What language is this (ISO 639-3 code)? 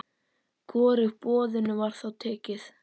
isl